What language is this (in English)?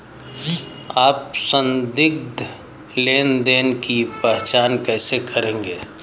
Hindi